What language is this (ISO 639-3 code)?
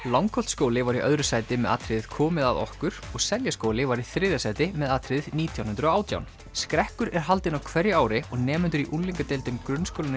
isl